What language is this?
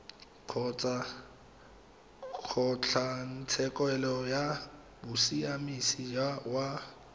Tswana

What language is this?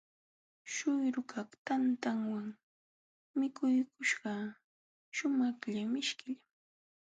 Jauja Wanca Quechua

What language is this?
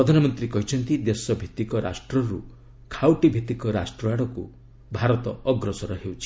Odia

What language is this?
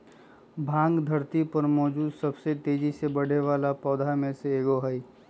Magahi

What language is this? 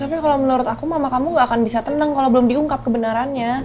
Indonesian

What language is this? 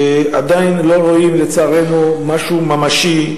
Hebrew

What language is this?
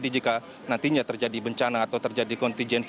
Indonesian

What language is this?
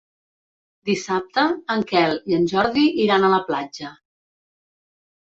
Catalan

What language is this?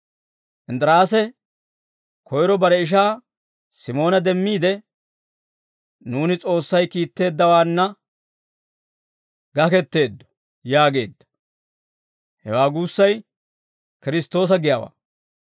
Dawro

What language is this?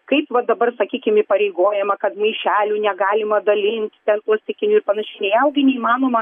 Lithuanian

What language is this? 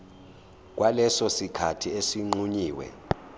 Zulu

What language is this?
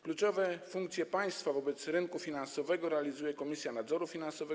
Polish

